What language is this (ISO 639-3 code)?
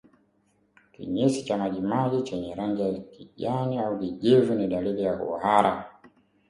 swa